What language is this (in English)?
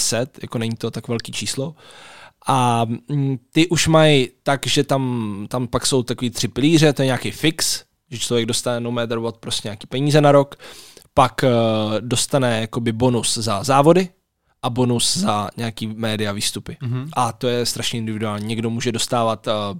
Czech